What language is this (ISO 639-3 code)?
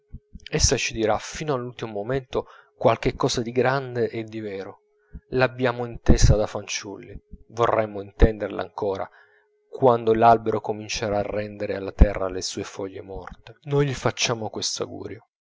ita